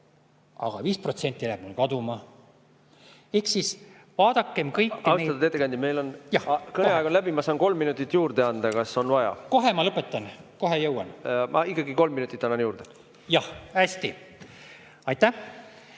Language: Estonian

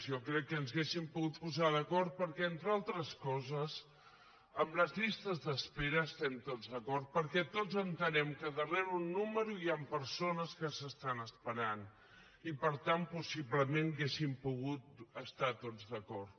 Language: Catalan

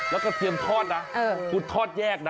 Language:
Thai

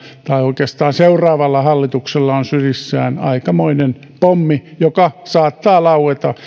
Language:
Finnish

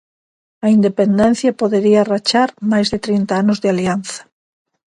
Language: Galician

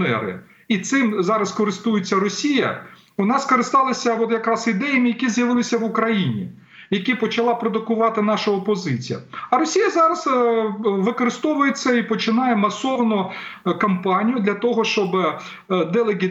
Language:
Ukrainian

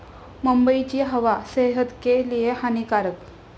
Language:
Marathi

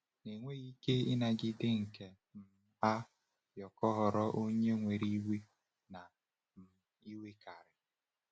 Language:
Igbo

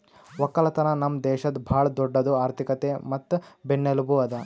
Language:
Kannada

